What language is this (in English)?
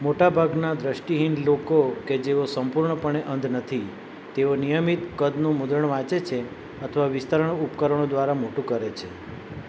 Gujarati